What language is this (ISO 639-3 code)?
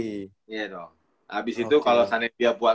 ind